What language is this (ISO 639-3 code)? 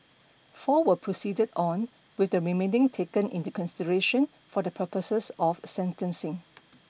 eng